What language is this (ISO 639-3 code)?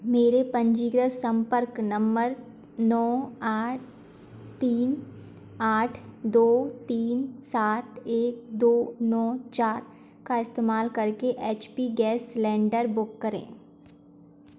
hin